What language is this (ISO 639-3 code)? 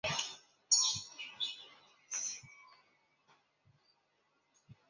zho